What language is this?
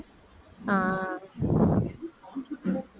Tamil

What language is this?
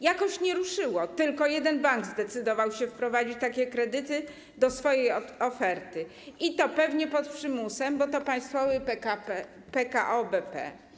Polish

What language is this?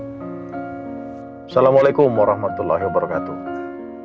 Indonesian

